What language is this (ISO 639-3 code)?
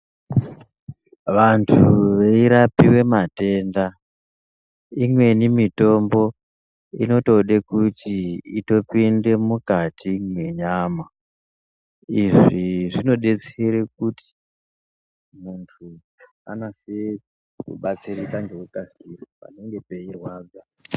ndc